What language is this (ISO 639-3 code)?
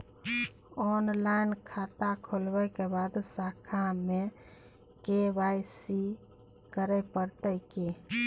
mai